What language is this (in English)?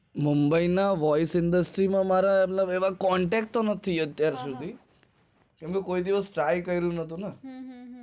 Gujarati